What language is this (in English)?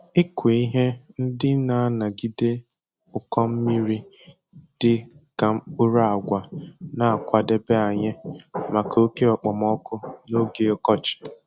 Igbo